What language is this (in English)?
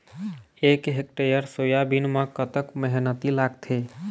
Chhattisgarhi